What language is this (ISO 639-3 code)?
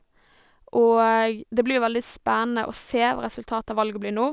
nor